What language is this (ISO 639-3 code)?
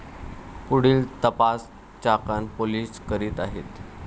mar